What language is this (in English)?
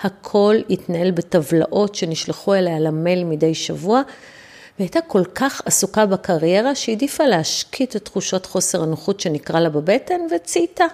Hebrew